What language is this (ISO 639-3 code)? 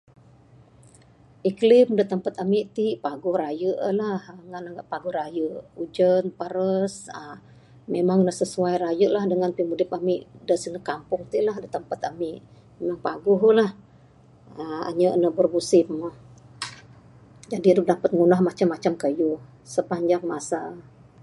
sdo